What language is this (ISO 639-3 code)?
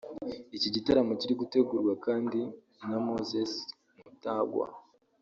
kin